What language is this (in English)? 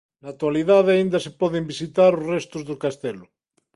Galician